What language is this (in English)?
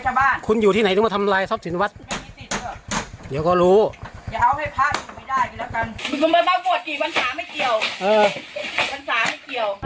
Thai